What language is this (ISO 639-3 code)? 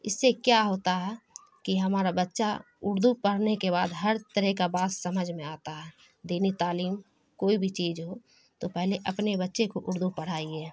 urd